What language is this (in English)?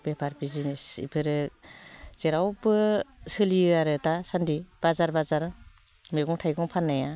Bodo